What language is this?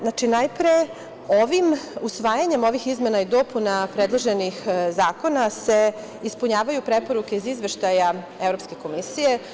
Serbian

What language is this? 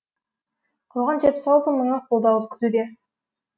Kazakh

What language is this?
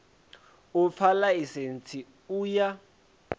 Venda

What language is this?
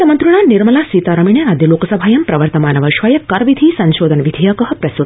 Sanskrit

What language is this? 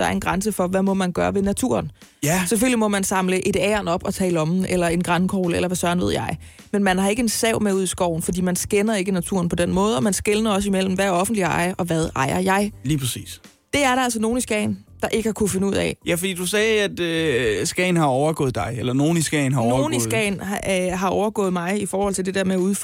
Danish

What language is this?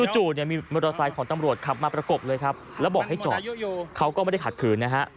Thai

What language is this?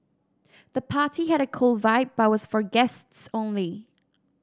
English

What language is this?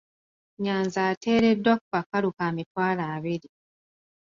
Ganda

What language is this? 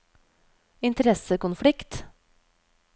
Norwegian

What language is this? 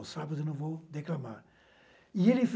Portuguese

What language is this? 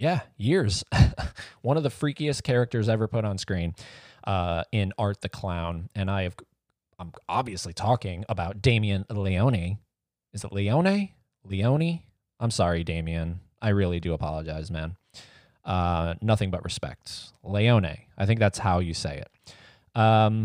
English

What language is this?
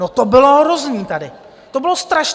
Czech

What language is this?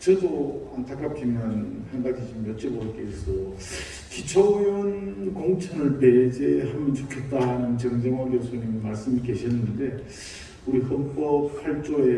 Korean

